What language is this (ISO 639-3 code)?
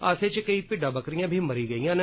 doi